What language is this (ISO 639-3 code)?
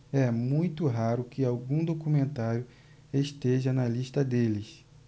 por